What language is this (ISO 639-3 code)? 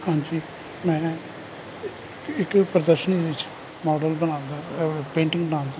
pan